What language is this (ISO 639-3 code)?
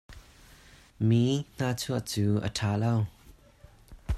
cnh